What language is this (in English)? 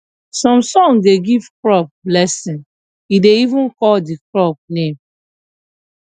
Nigerian Pidgin